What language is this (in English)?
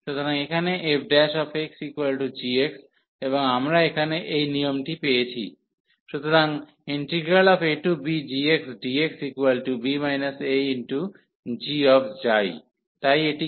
Bangla